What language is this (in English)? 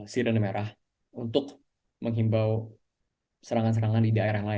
Indonesian